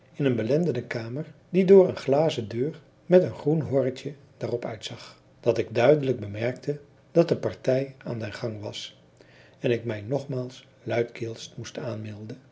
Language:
Dutch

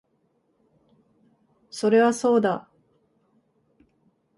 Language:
Japanese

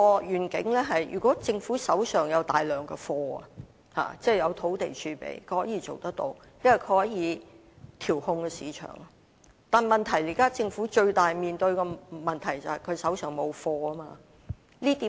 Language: Cantonese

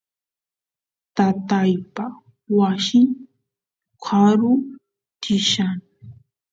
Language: Santiago del Estero Quichua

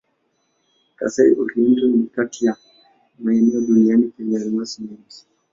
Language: Swahili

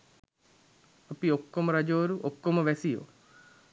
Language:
Sinhala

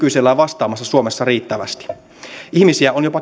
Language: Finnish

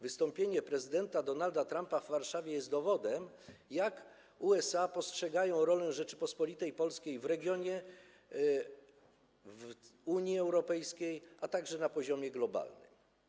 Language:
Polish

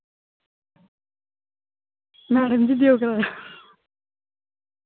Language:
Dogri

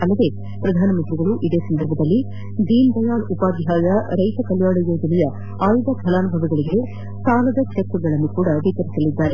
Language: Kannada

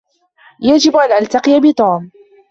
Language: Arabic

